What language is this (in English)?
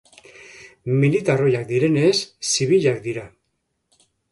Basque